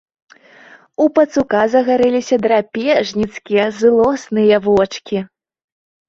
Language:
Belarusian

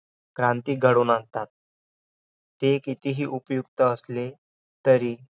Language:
Marathi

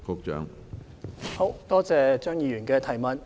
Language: Cantonese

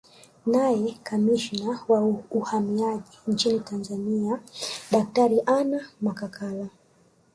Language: Swahili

